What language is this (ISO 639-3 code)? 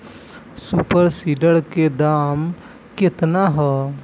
bho